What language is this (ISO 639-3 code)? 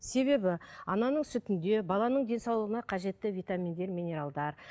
kaz